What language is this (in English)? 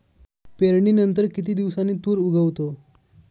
Marathi